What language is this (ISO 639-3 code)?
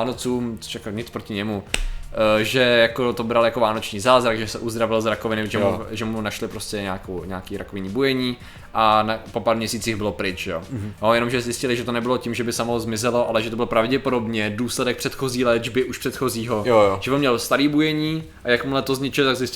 ces